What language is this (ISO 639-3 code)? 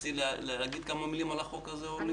heb